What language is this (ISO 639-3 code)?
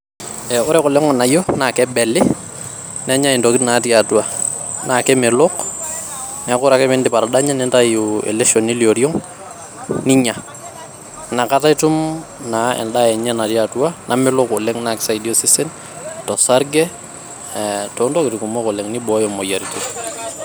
mas